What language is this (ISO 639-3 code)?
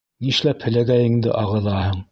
bak